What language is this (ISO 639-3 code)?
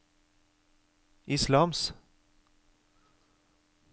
nor